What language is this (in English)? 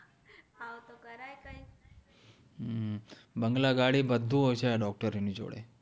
Gujarati